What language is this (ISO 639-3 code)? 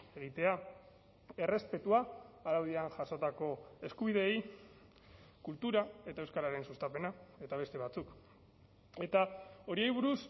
eus